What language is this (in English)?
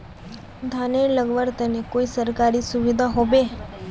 Magahi